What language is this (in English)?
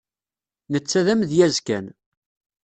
Kabyle